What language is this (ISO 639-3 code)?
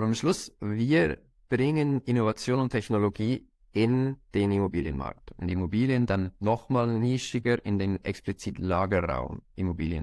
deu